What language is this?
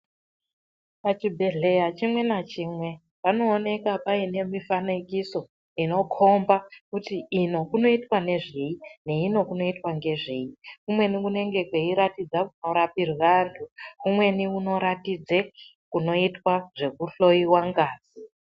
Ndau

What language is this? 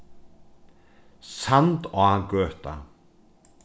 Faroese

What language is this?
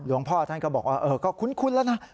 Thai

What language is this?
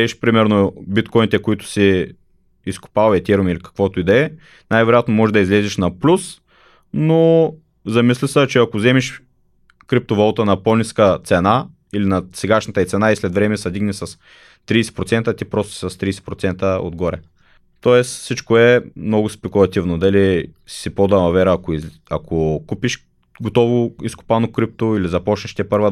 Bulgarian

